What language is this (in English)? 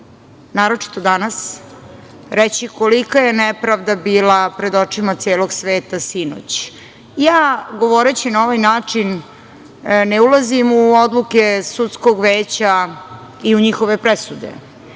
Serbian